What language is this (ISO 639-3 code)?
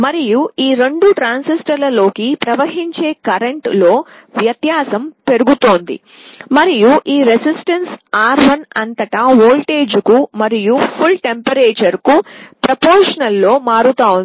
tel